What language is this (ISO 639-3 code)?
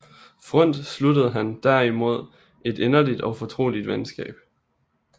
dan